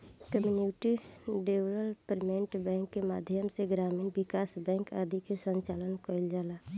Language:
Bhojpuri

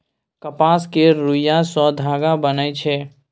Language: Maithili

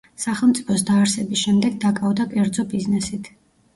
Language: Georgian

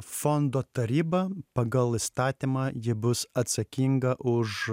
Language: Lithuanian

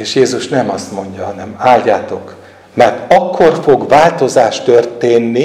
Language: Hungarian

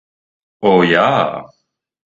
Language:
Latvian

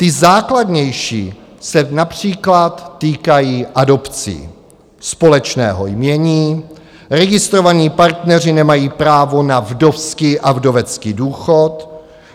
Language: Czech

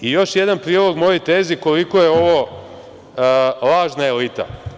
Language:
Serbian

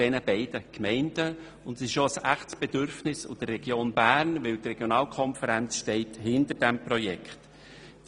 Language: Swiss German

